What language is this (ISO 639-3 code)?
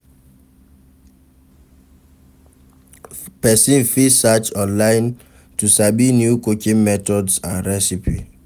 pcm